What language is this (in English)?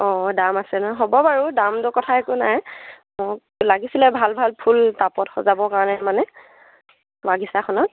Assamese